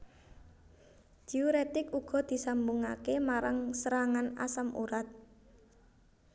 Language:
Javanese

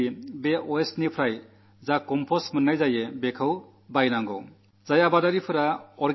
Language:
Malayalam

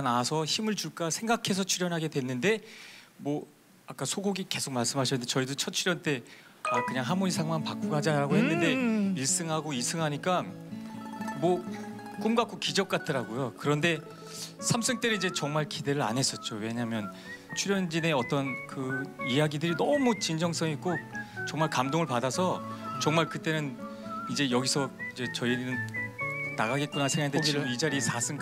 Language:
Korean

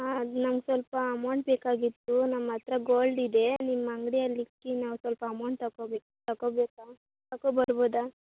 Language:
Kannada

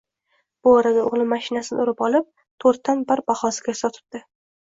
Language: Uzbek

